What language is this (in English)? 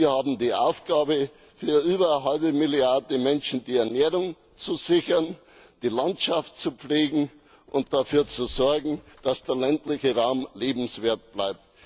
German